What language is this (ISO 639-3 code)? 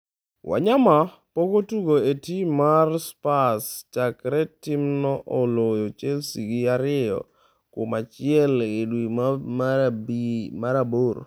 luo